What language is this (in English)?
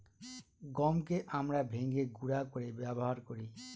Bangla